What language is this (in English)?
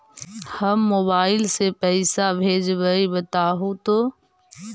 Magahi